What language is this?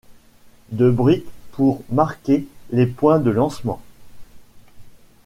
French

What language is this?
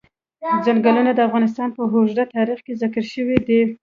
Pashto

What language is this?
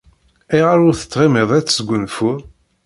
Kabyle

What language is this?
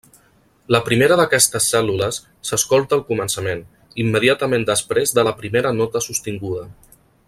Catalan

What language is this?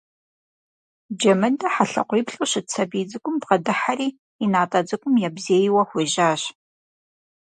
Kabardian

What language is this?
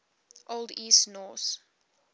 English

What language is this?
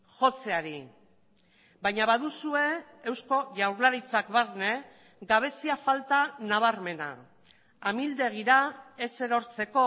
Basque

